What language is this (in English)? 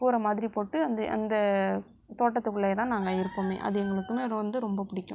Tamil